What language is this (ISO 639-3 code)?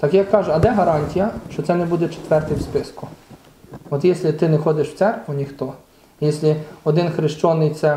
ukr